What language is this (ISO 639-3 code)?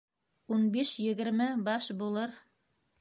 bak